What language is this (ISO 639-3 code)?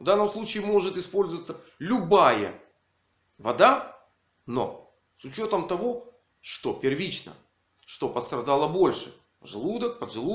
rus